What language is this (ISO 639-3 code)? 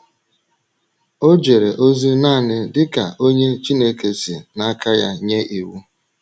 ibo